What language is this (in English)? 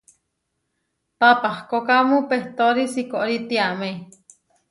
Huarijio